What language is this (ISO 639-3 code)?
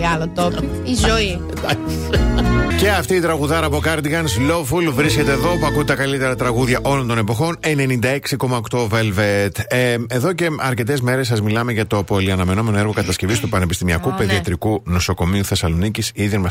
ell